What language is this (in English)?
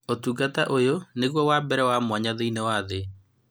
Kikuyu